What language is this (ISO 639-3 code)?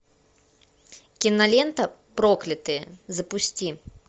rus